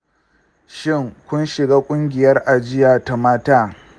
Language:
Hausa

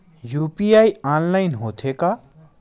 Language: Chhattisgarhi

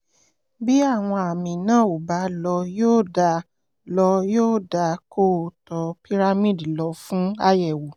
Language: Yoruba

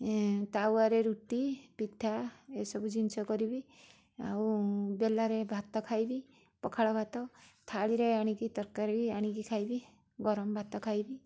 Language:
Odia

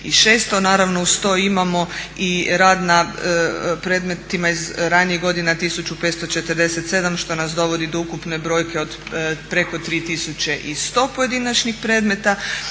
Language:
Croatian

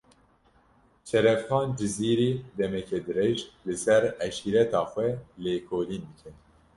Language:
Kurdish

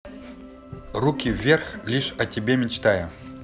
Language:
Russian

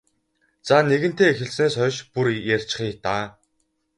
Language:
Mongolian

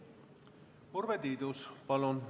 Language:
Estonian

